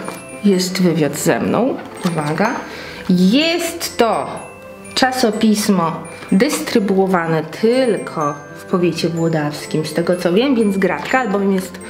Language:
Polish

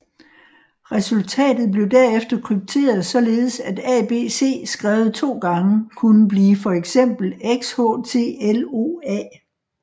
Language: Danish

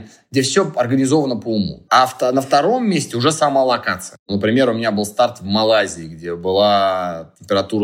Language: Russian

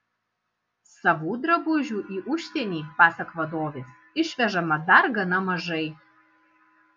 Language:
Lithuanian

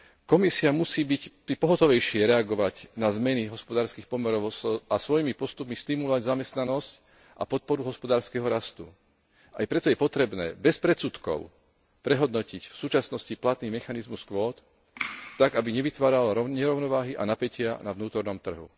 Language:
Slovak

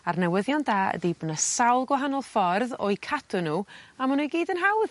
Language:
Welsh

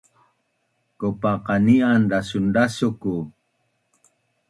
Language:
Bunun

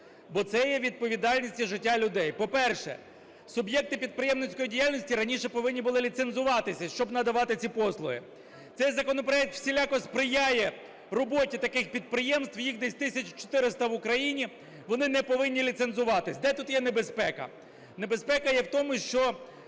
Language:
Ukrainian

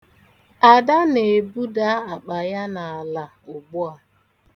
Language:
Igbo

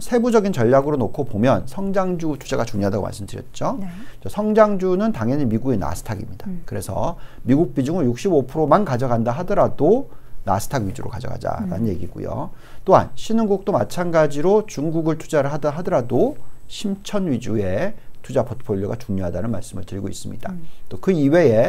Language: Korean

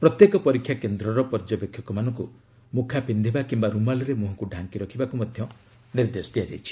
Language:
Odia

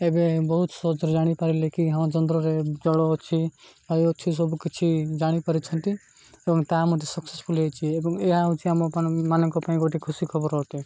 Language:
Odia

